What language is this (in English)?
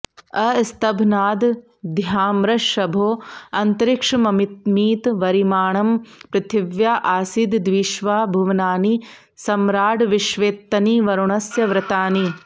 Sanskrit